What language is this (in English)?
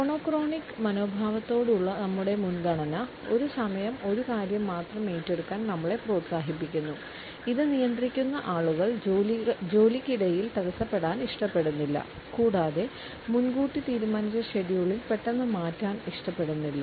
Malayalam